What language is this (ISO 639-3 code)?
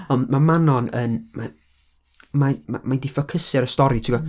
cym